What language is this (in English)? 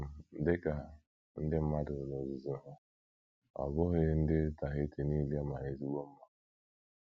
Igbo